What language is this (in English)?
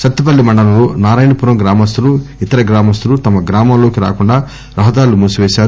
Telugu